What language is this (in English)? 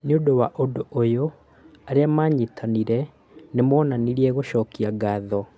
Kikuyu